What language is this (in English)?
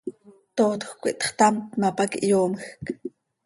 Seri